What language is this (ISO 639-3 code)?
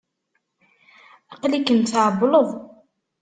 kab